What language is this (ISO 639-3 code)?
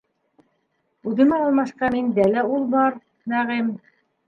bak